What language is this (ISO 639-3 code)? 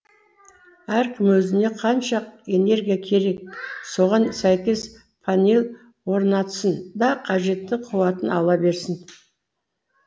kaz